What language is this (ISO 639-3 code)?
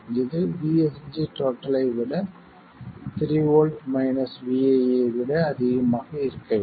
tam